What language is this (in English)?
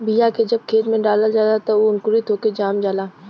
Bhojpuri